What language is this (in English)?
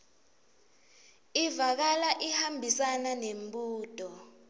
Swati